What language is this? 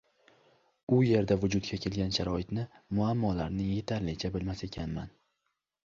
Uzbek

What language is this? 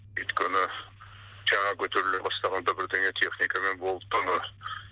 Kazakh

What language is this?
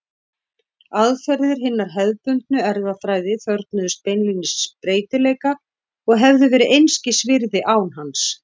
Icelandic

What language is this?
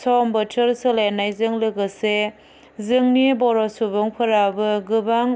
Bodo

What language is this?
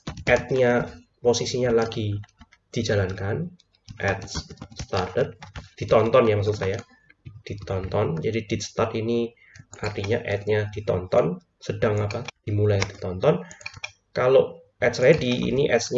Indonesian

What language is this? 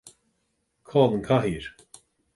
Irish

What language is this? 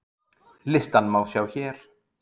Icelandic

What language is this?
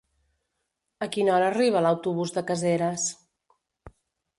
Catalan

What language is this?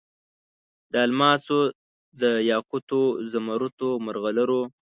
Pashto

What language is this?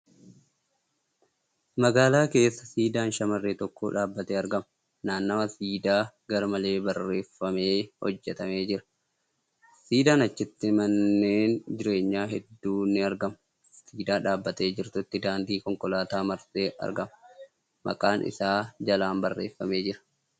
Oromo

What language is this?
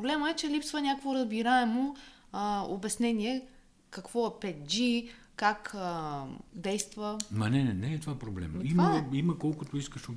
Bulgarian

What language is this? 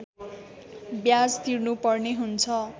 Nepali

